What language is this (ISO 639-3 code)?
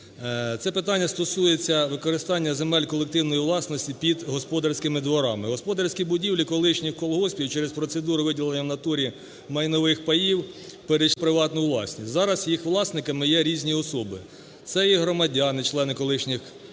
ukr